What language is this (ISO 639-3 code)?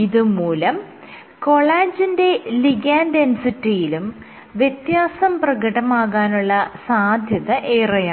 mal